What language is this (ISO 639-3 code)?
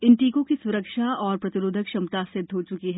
hin